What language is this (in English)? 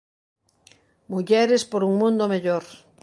Galician